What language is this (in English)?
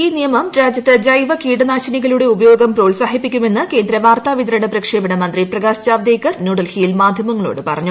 Malayalam